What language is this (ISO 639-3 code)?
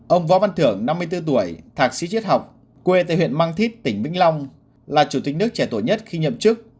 vie